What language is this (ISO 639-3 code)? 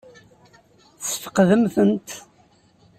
kab